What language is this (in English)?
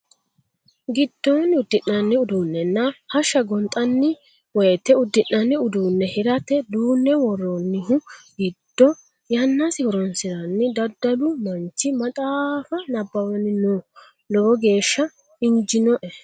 Sidamo